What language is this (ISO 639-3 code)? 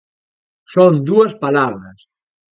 glg